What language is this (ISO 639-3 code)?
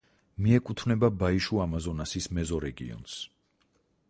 kat